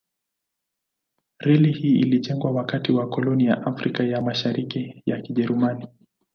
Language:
Swahili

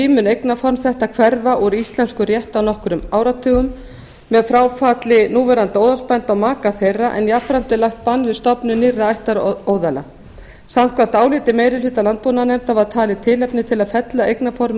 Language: Icelandic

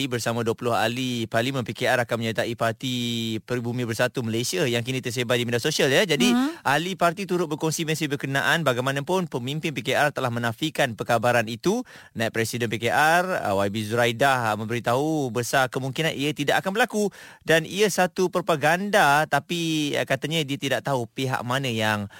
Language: Malay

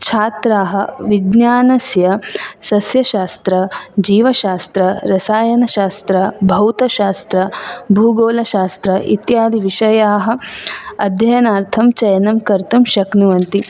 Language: Sanskrit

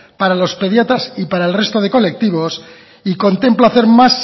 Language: Spanish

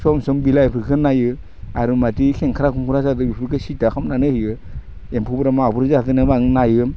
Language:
Bodo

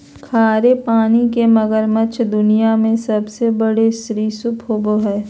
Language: Magahi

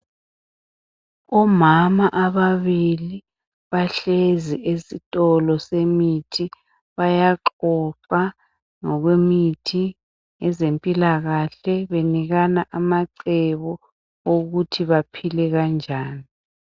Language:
North Ndebele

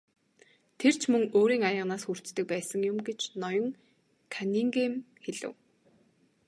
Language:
Mongolian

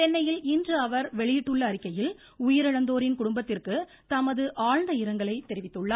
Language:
Tamil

